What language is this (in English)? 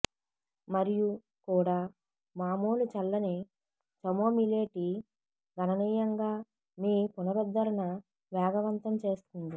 Telugu